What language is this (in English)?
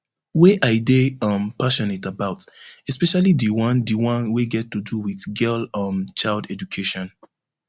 Nigerian Pidgin